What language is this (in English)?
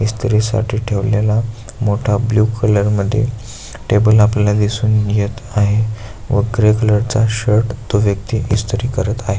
Marathi